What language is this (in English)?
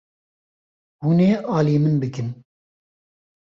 Kurdish